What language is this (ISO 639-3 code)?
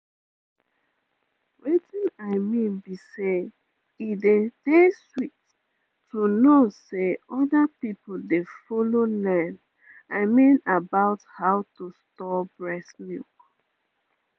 pcm